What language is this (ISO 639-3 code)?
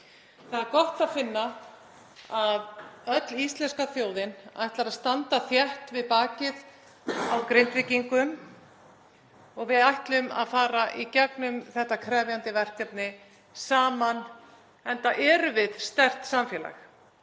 isl